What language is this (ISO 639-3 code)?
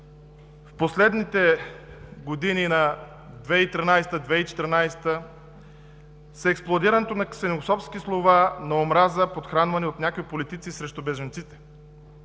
bul